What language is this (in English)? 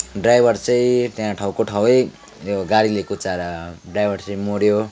Nepali